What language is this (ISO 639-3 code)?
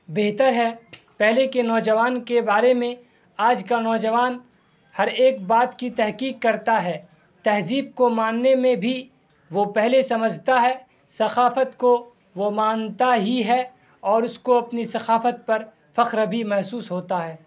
urd